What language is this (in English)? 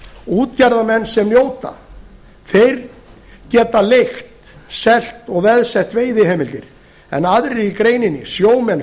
Icelandic